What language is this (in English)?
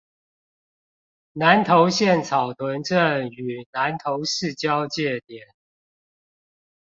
Chinese